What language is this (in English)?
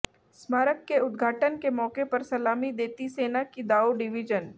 Hindi